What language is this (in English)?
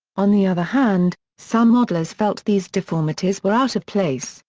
English